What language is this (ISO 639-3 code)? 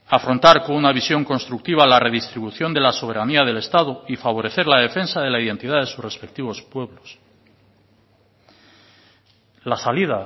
spa